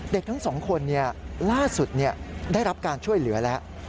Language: Thai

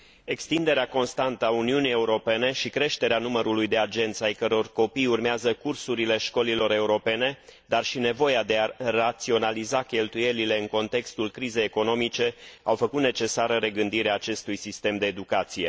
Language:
Romanian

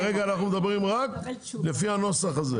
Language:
Hebrew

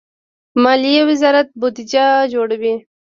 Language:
Pashto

